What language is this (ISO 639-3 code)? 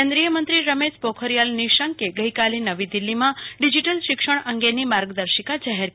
guj